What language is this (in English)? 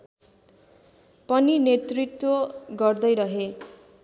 Nepali